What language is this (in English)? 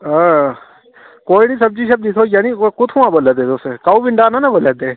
Dogri